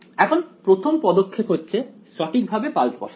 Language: Bangla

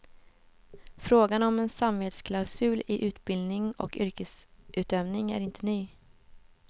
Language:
Swedish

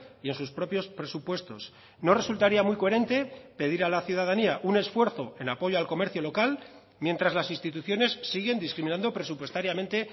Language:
Spanish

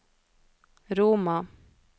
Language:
Norwegian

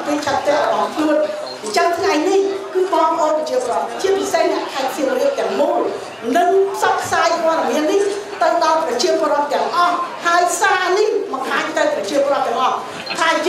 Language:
Thai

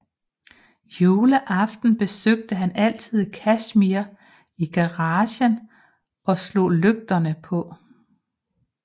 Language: Danish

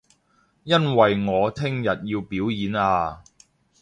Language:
Cantonese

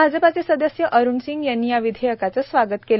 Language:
Marathi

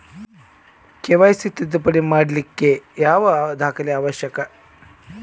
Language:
Kannada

